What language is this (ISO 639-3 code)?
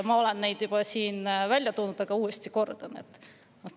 est